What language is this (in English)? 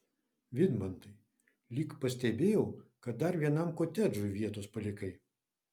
Lithuanian